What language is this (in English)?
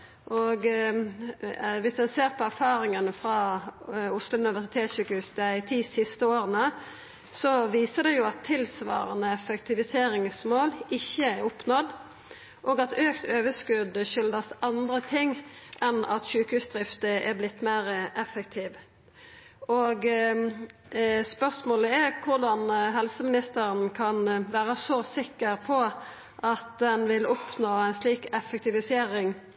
Norwegian Nynorsk